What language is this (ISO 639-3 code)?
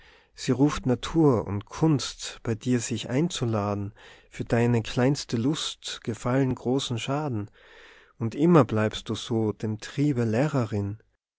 deu